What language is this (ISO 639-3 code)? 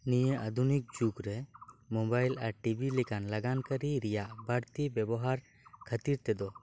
sat